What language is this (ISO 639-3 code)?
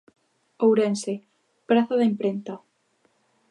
glg